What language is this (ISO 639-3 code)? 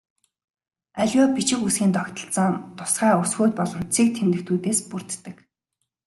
mon